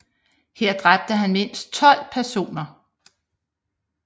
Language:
Danish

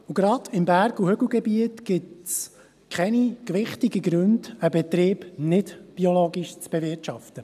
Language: Swiss German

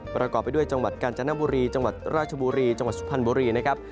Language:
Thai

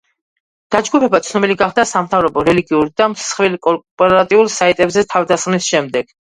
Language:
Georgian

